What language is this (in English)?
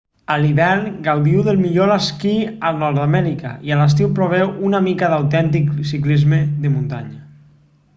Catalan